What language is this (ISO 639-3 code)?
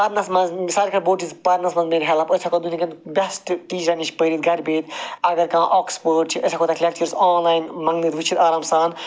kas